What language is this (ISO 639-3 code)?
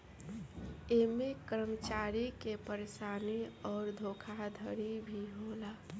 bho